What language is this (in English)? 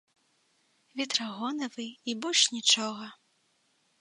Belarusian